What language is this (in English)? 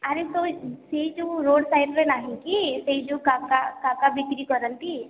Odia